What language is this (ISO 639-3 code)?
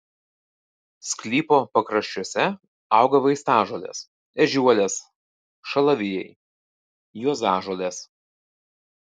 lit